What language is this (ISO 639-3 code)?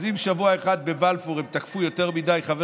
heb